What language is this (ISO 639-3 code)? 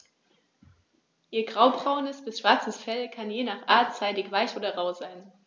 deu